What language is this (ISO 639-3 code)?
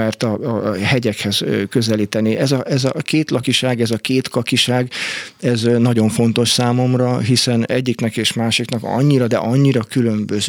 hun